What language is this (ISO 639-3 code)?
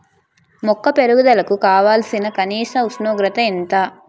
tel